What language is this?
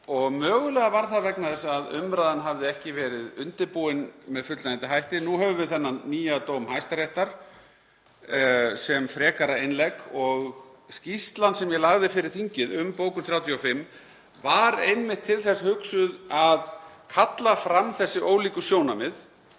Icelandic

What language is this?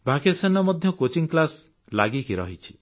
Odia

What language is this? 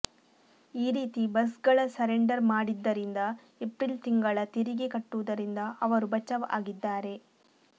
Kannada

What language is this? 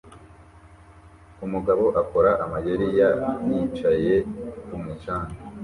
Kinyarwanda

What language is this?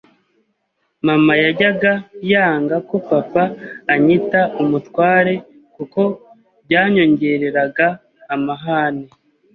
Kinyarwanda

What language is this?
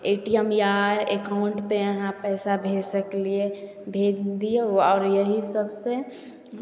Maithili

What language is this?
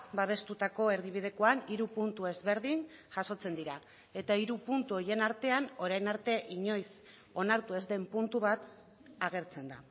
Basque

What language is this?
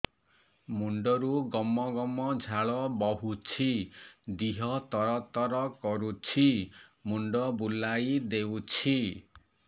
Odia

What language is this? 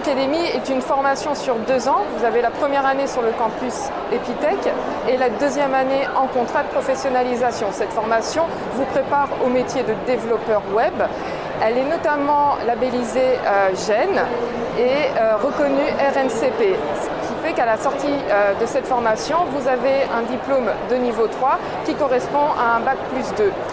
French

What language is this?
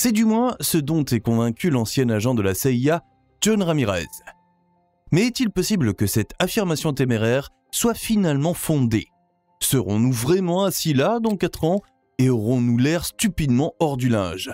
French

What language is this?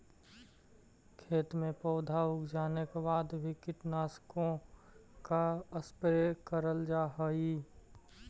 Magahi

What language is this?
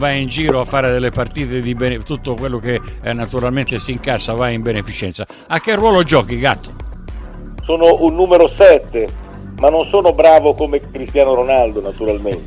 Italian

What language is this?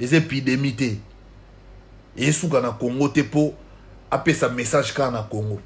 French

